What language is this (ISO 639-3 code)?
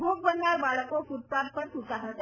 guj